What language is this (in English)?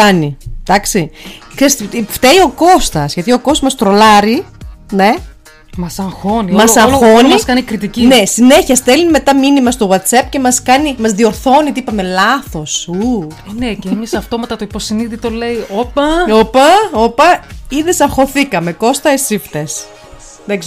Greek